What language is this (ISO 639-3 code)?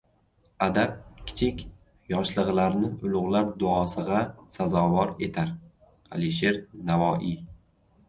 uzb